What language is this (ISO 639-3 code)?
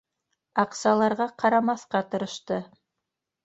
bak